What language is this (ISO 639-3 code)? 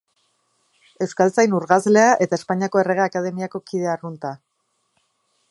eus